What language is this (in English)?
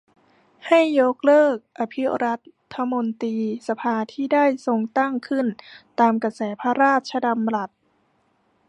Thai